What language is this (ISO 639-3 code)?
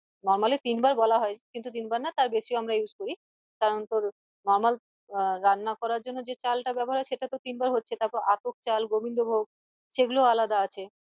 ben